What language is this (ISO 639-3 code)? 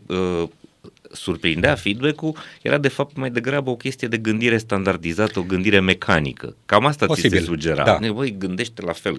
ron